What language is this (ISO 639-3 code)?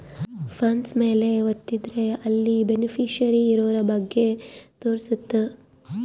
kan